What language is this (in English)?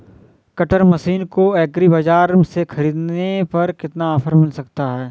Hindi